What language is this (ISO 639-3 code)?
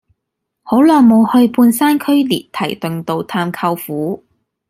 yue